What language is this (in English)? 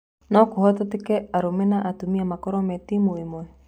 Kikuyu